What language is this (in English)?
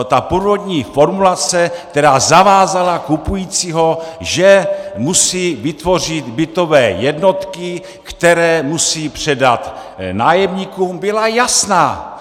Czech